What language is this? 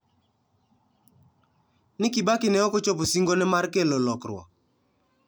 Luo (Kenya and Tanzania)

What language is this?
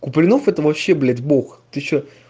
Russian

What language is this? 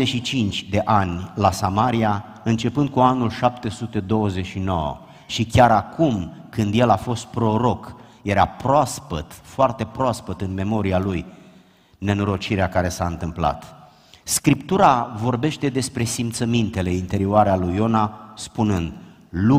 Romanian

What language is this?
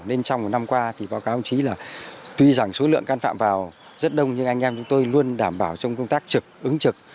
Vietnamese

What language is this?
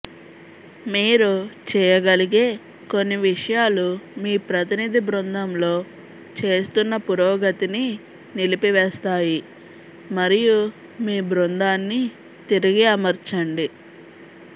Telugu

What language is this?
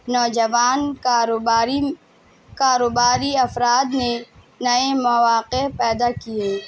Urdu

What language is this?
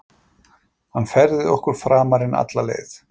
Icelandic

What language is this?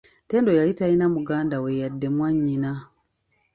Ganda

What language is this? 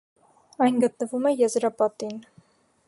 Armenian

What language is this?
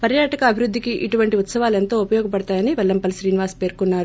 Telugu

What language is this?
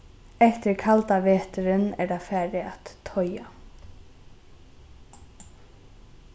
Faroese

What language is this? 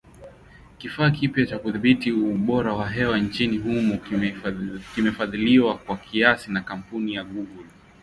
Swahili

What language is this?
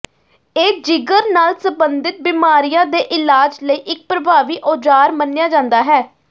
Punjabi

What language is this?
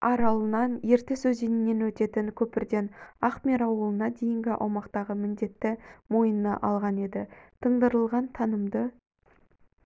Kazakh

